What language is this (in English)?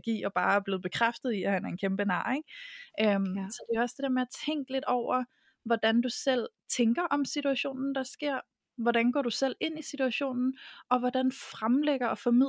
Danish